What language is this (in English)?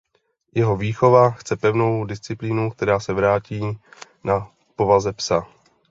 Czech